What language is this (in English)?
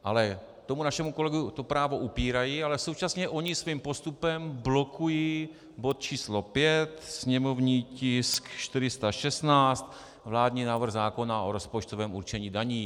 Czech